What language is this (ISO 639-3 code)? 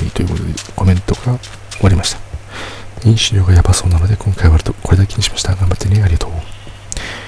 jpn